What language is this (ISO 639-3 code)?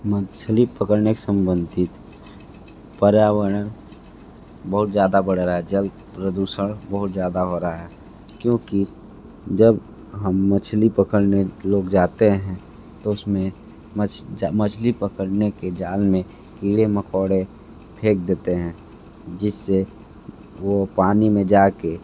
hin